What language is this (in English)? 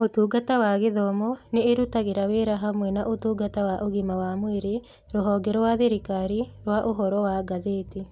Kikuyu